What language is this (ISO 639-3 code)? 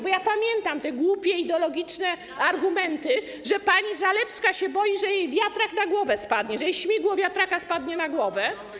pol